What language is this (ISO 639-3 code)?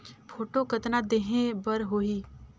hne